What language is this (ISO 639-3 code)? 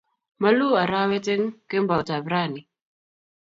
kln